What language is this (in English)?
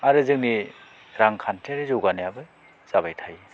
Bodo